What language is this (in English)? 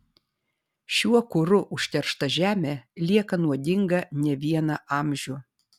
Lithuanian